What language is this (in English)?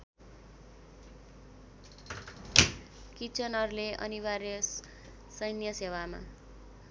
Nepali